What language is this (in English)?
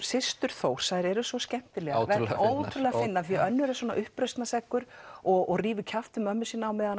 Icelandic